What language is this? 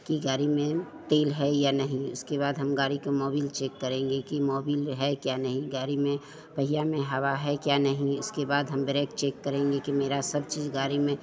Hindi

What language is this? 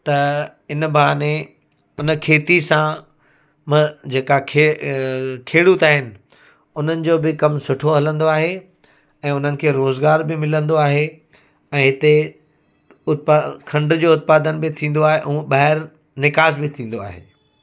Sindhi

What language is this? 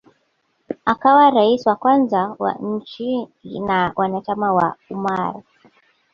Swahili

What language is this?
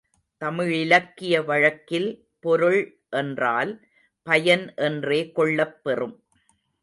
Tamil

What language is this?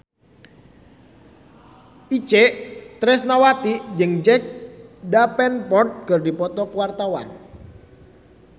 Sundanese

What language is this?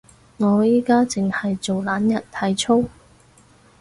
Cantonese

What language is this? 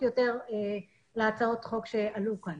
Hebrew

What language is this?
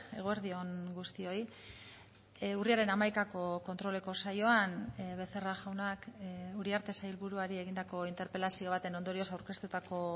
Basque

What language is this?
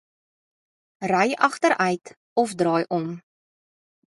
Afrikaans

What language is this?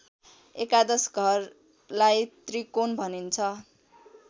Nepali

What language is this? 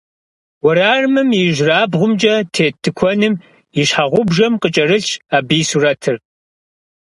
Kabardian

